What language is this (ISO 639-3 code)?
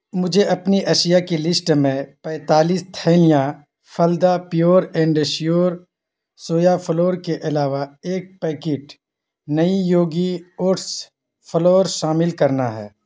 urd